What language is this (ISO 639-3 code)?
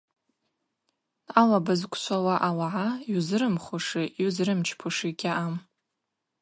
abq